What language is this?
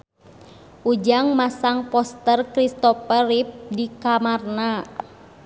Sundanese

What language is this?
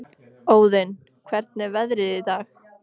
Icelandic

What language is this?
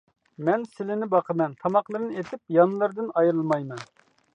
Uyghur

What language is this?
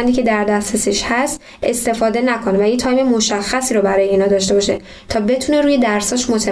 Persian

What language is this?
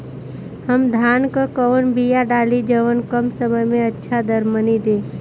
Bhojpuri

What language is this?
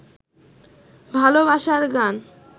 Bangla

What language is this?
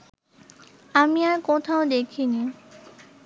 Bangla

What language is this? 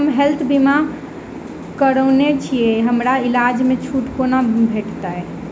Maithili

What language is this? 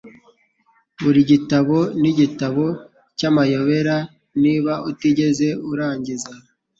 Kinyarwanda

